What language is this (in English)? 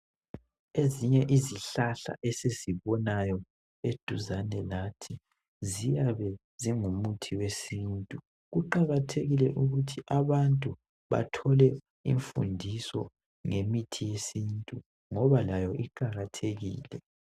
North Ndebele